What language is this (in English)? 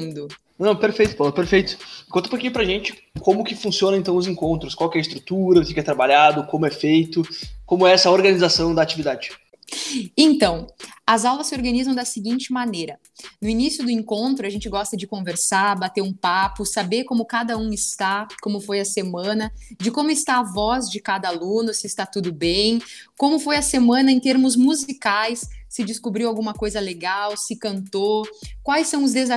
Portuguese